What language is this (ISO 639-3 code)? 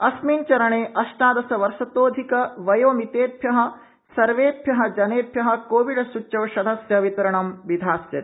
san